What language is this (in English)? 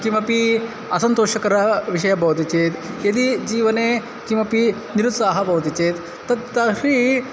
Sanskrit